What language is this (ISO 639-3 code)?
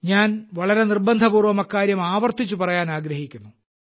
mal